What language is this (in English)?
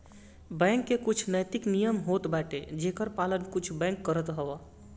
Bhojpuri